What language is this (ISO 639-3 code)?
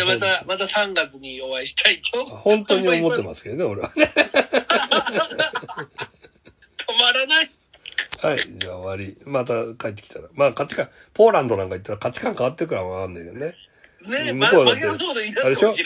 jpn